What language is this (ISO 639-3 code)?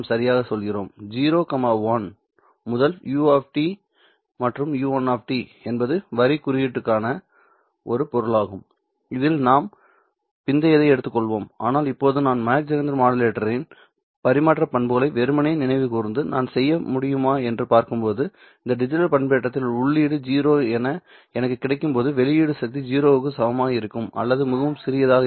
tam